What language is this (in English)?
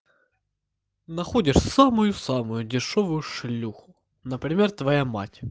Russian